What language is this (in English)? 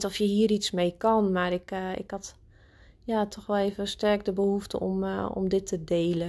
Dutch